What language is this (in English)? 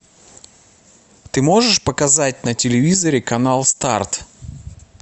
Russian